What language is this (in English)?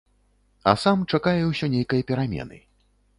Belarusian